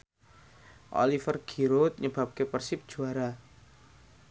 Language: Javanese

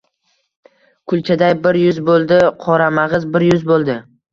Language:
Uzbek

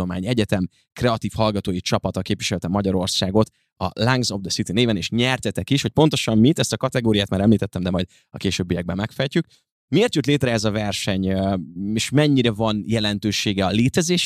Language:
Hungarian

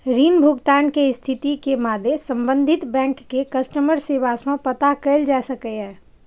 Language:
Maithili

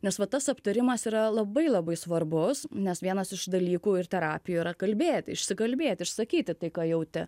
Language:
Lithuanian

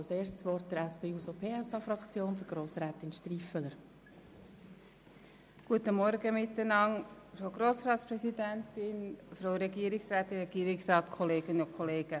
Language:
Swiss German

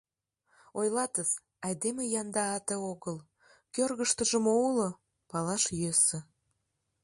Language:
Mari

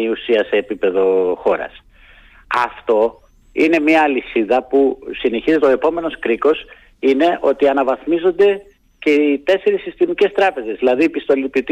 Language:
Greek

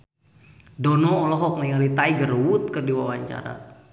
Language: Sundanese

